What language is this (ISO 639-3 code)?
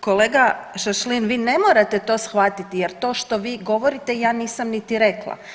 hrv